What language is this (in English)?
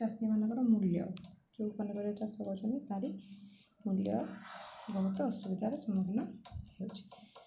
Odia